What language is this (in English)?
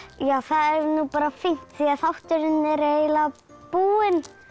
Icelandic